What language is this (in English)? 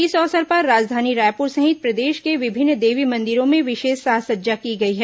Hindi